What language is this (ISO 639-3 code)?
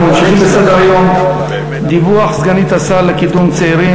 heb